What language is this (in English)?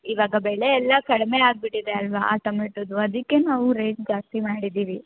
Kannada